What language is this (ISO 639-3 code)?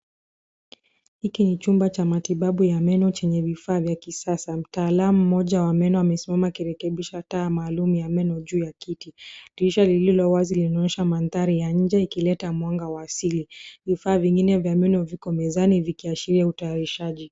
swa